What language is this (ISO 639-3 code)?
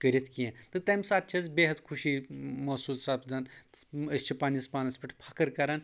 kas